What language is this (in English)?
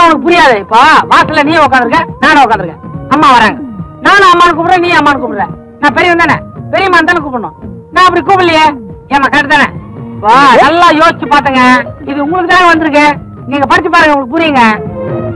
Indonesian